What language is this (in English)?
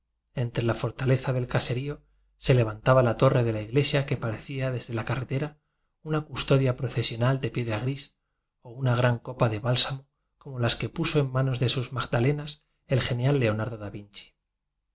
Spanish